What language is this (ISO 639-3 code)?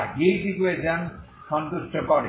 ben